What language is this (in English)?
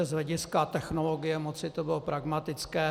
Czech